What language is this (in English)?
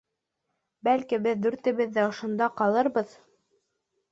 Bashkir